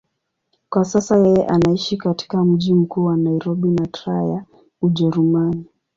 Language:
Swahili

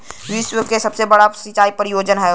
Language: Bhojpuri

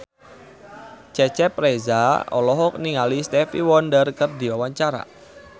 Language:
Sundanese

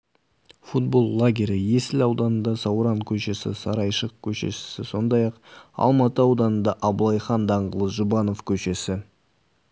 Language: Kazakh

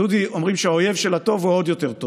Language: Hebrew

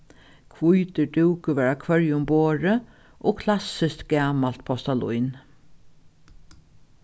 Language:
Faroese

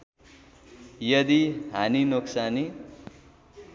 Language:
Nepali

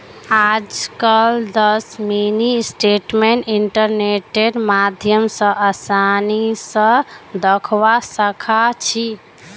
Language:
Magahi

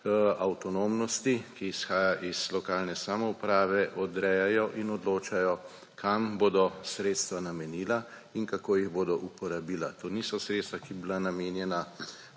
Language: Slovenian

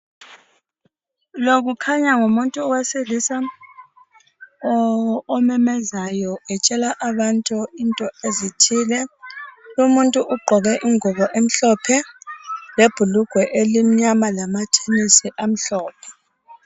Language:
North Ndebele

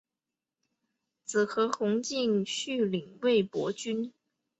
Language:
Chinese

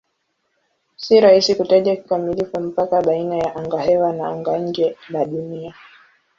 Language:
Swahili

